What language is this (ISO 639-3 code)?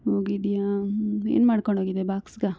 kan